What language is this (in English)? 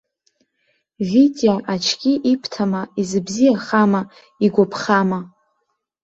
Abkhazian